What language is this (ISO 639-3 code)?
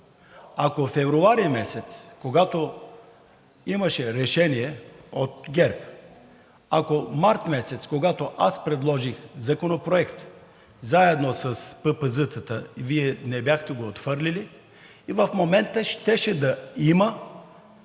bul